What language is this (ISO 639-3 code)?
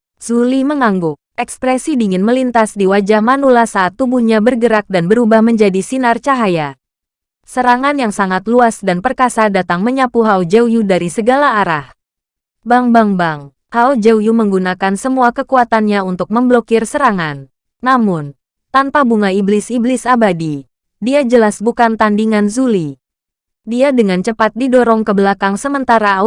ind